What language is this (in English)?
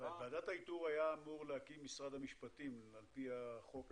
Hebrew